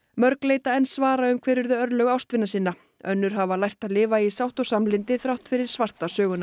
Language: Icelandic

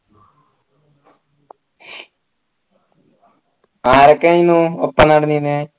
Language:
Malayalam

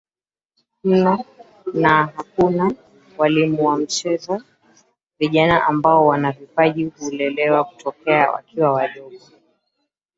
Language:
Swahili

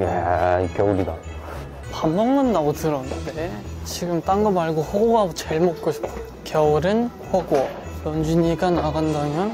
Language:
Korean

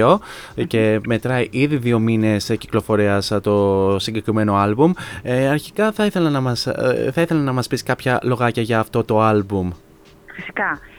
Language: Greek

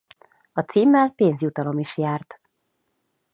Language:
Hungarian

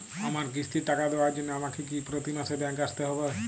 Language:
Bangla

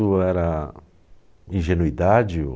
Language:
Portuguese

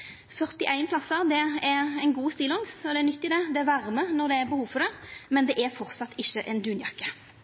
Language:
Norwegian Nynorsk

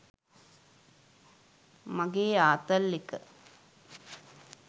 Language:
Sinhala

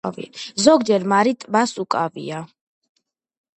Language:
Georgian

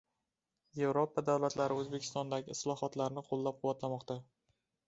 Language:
Uzbek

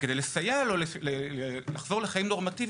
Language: Hebrew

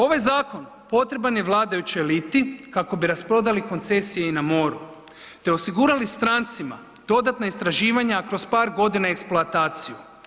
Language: Croatian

